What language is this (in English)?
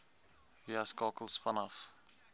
Afrikaans